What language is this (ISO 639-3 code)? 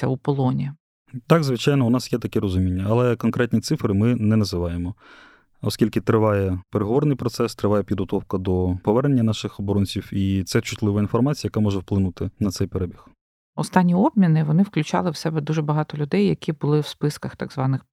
ukr